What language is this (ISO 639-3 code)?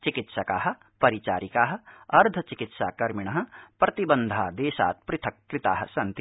san